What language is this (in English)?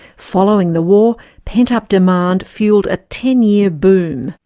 English